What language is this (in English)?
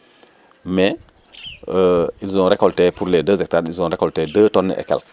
Serer